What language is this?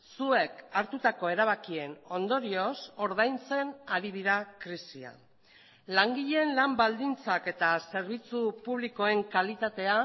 Basque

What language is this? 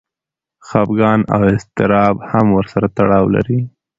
Pashto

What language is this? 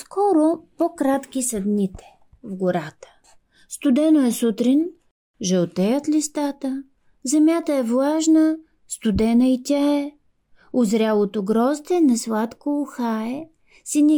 Bulgarian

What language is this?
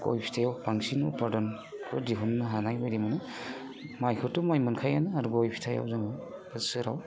Bodo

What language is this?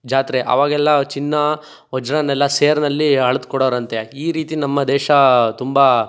Kannada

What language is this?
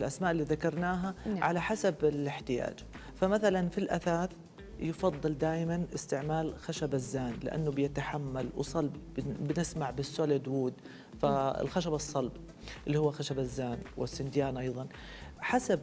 Arabic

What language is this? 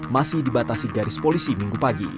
Indonesian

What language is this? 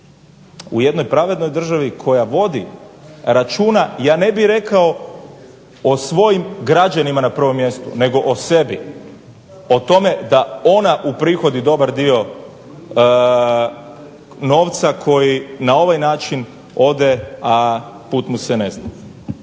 Croatian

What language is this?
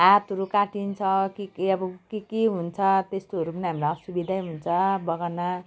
Nepali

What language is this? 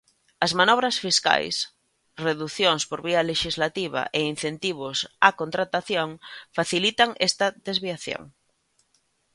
Galician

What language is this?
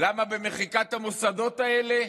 Hebrew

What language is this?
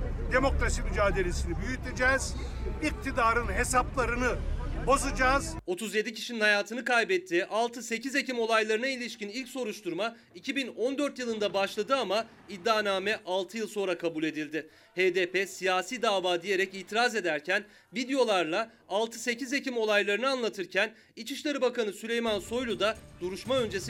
Turkish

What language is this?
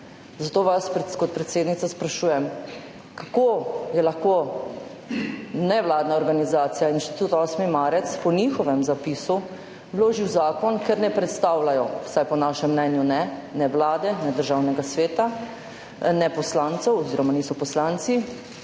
Slovenian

